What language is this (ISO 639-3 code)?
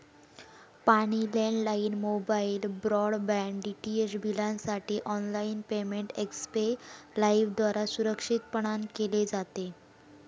mar